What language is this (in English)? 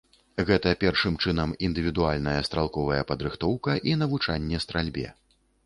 Belarusian